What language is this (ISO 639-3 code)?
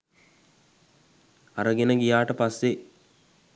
sin